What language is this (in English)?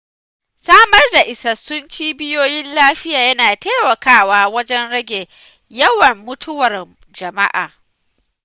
Hausa